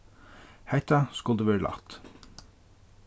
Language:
Faroese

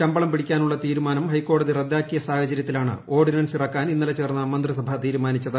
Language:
Malayalam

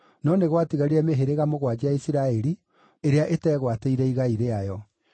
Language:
Kikuyu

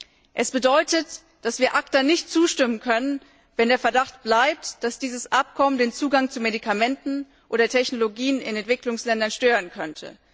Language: German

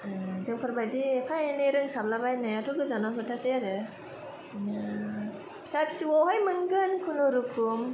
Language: Bodo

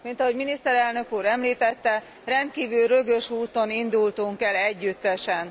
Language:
Hungarian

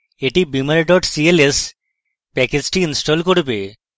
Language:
Bangla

